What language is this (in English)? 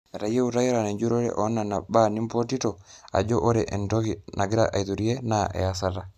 Masai